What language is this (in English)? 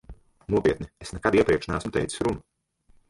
Latvian